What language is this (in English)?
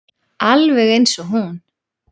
Icelandic